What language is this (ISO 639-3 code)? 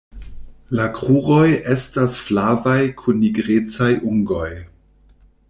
epo